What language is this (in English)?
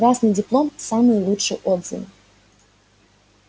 Russian